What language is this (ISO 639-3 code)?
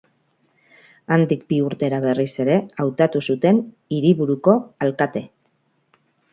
eus